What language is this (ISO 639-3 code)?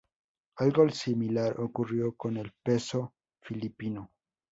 spa